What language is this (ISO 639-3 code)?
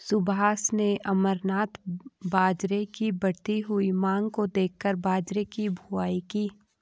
hin